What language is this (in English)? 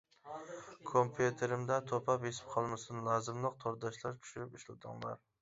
Uyghur